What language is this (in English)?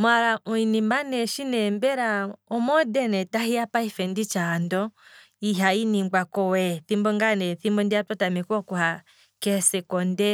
Kwambi